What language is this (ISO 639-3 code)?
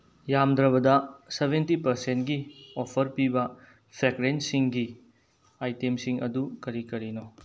mni